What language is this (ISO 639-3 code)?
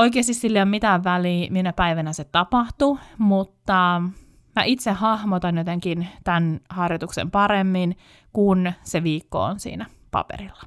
fin